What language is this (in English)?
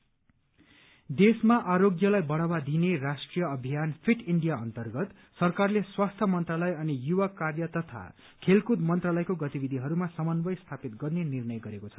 Nepali